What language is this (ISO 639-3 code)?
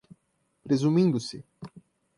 por